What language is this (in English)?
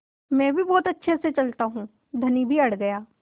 Hindi